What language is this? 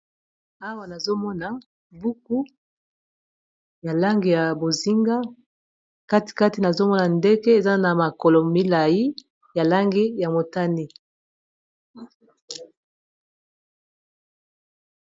Lingala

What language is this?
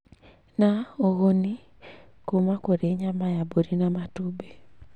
Kikuyu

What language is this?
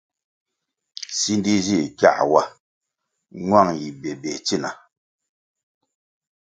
Kwasio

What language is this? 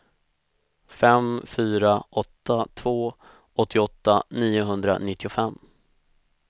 Swedish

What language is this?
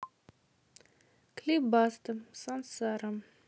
Russian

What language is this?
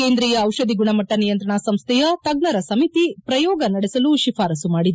Kannada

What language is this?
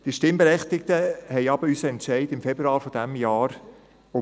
Swiss German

